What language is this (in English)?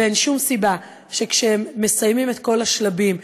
Hebrew